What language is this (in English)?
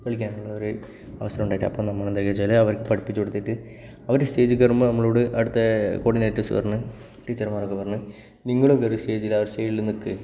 Malayalam